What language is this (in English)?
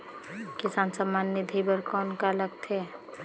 Chhattisgarhi